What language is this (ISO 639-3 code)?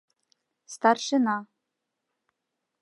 chm